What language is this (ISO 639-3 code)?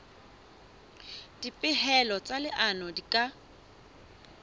sot